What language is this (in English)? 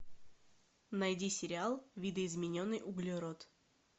Russian